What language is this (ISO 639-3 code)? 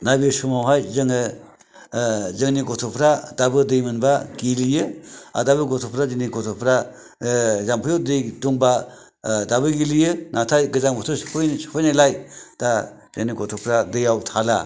brx